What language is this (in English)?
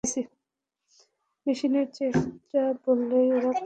Bangla